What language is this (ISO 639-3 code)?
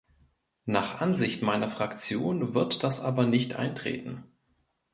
deu